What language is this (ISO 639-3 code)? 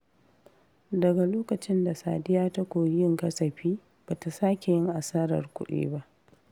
hau